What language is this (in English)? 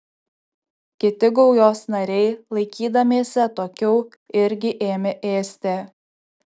Lithuanian